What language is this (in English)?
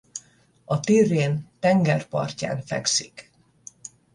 Hungarian